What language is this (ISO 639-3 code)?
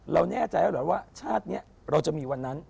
tha